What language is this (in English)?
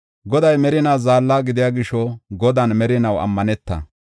Gofa